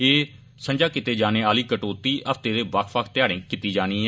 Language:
Dogri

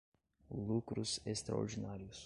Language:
Portuguese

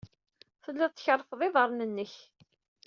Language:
Kabyle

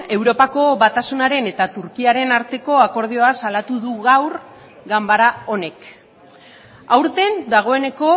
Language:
Basque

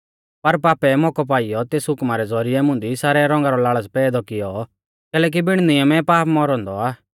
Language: Mahasu Pahari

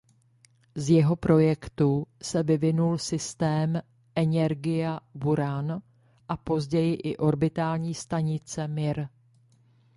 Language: Czech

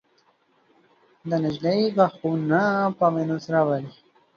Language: Pashto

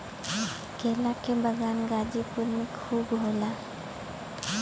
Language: Bhojpuri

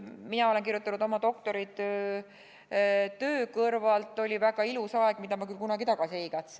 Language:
Estonian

